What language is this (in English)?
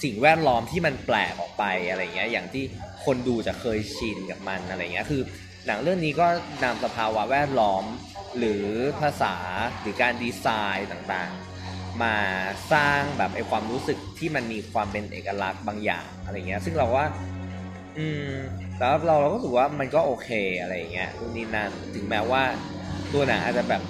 Thai